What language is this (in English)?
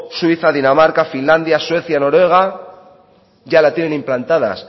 Spanish